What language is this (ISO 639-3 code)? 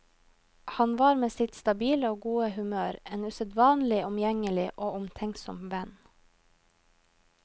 nor